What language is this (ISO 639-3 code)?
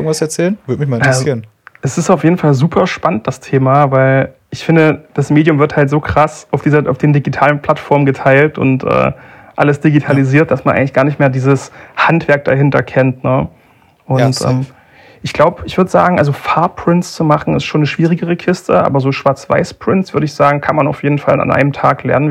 deu